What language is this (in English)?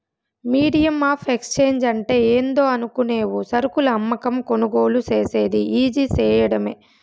Telugu